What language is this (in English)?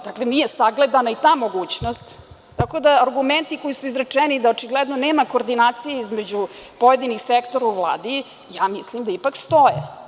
Serbian